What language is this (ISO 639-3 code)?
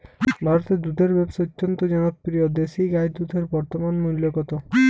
ben